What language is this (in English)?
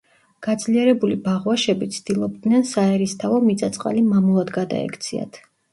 Georgian